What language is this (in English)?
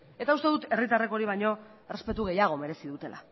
Basque